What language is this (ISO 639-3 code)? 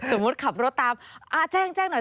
tha